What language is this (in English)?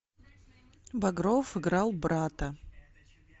Russian